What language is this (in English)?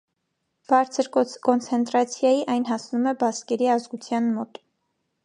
Armenian